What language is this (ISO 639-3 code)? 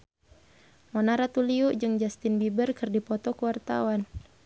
sun